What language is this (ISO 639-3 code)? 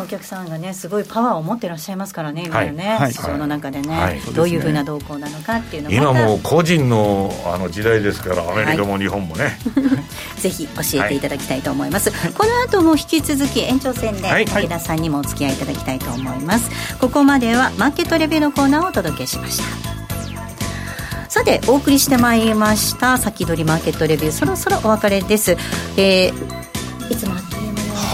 jpn